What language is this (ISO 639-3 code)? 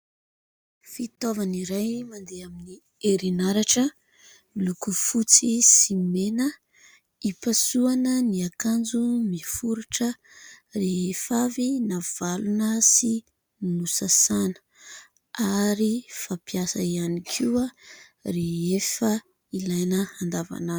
mlg